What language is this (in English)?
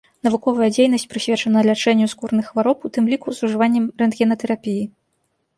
Belarusian